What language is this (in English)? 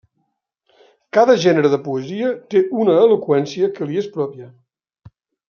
Catalan